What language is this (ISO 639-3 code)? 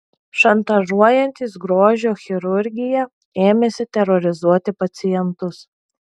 lit